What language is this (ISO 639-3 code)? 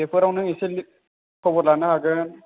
brx